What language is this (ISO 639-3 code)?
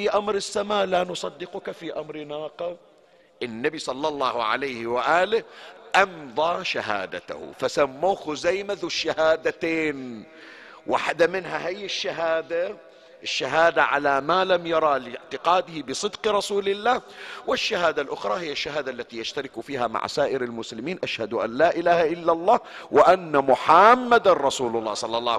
ara